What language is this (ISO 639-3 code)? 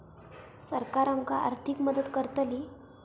mar